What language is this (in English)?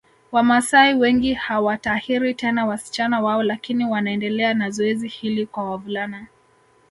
Swahili